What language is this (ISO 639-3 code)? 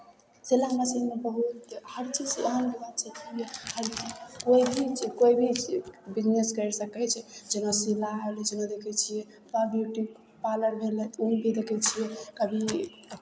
mai